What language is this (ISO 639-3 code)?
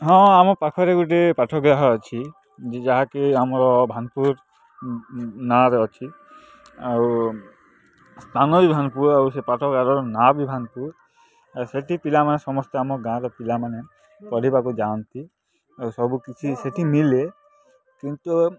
ori